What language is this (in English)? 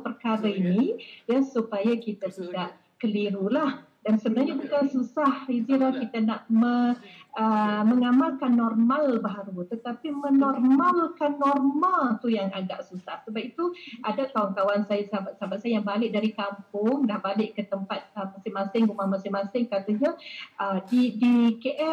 Malay